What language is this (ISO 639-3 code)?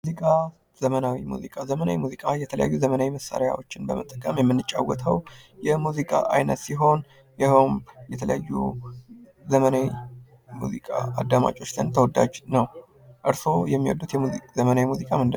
amh